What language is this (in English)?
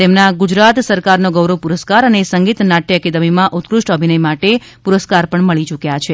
Gujarati